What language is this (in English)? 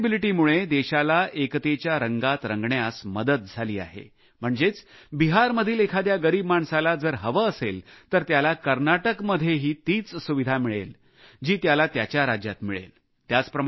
Marathi